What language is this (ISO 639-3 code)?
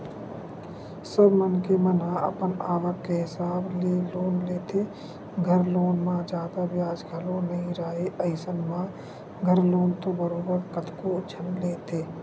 hne